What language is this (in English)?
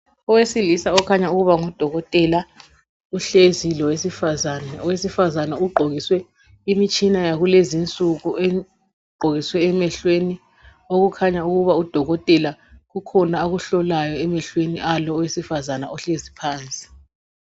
North Ndebele